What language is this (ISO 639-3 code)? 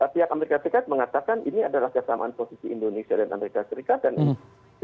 ind